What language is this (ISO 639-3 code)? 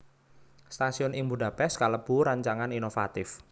jav